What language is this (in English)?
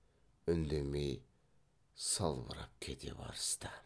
Kazakh